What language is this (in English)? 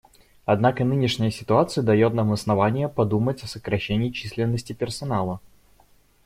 Russian